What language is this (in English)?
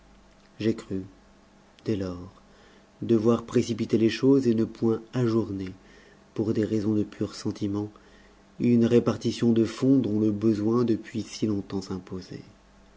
French